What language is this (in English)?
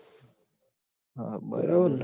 Gujarati